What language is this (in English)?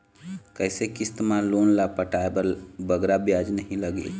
Chhattisgarhi